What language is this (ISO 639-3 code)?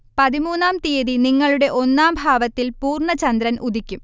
mal